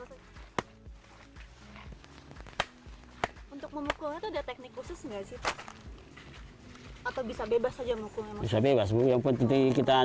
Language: Indonesian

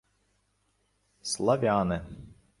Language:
Ukrainian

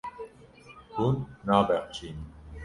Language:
Kurdish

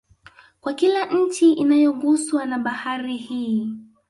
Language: Swahili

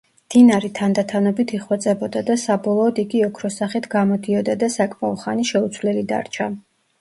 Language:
Georgian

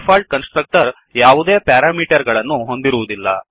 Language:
Kannada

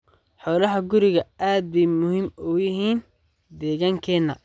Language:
Somali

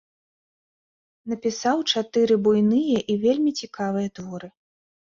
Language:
Belarusian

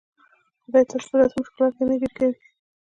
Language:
Pashto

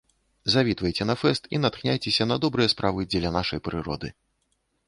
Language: Belarusian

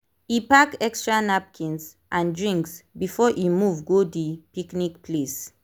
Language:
Nigerian Pidgin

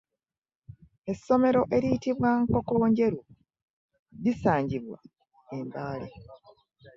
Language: Ganda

